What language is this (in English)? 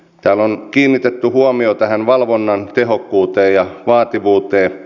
Finnish